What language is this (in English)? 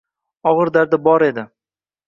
Uzbek